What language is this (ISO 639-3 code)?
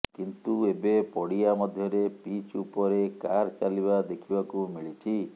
ori